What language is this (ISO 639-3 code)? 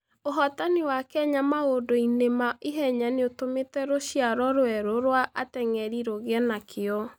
kik